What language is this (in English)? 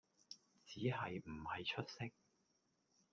Cantonese